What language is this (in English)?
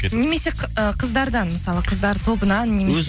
Kazakh